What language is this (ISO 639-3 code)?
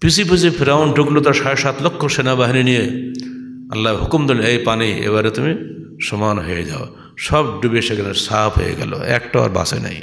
ara